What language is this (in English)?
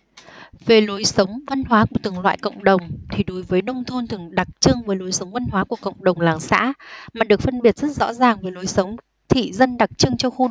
Vietnamese